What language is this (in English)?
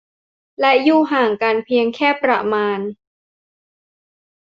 Thai